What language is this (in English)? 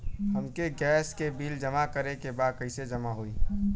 Bhojpuri